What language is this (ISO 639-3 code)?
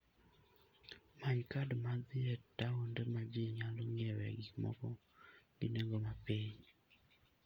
luo